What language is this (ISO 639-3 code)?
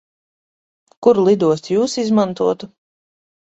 lav